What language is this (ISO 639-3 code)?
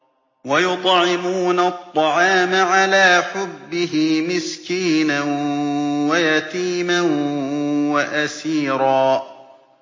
ara